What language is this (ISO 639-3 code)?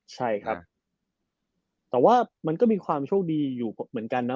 tha